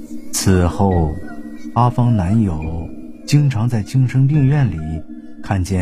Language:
Chinese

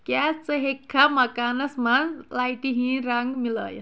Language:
Kashmiri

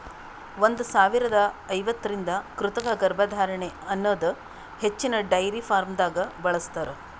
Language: Kannada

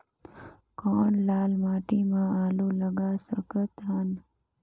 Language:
Chhattisgarhi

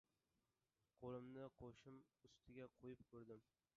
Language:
Uzbek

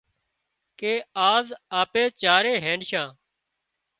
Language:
Wadiyara Koli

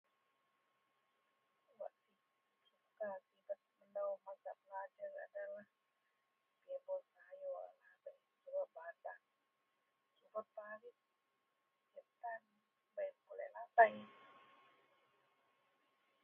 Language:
Central Melanau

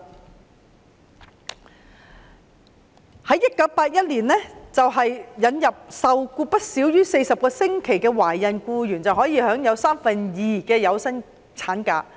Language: Cantonese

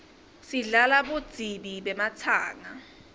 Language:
Swati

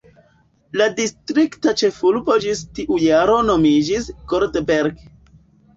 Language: Esperanto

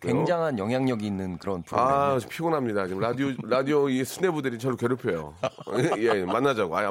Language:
Korean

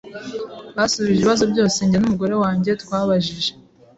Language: Kinyarwanda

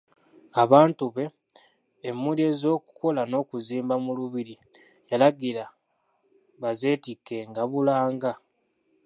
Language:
Ganda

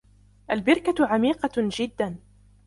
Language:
Arabic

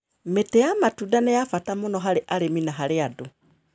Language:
Kikuyu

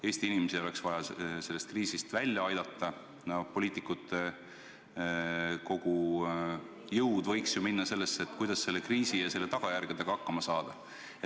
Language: Estonian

